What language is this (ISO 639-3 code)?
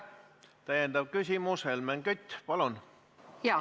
est